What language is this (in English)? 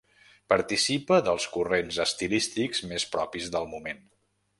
Catalan